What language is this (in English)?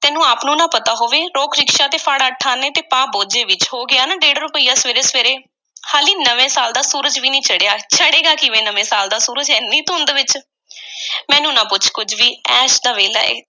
Punjabi